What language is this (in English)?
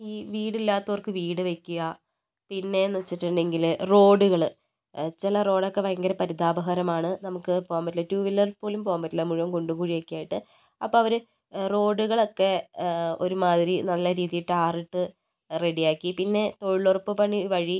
Malayalam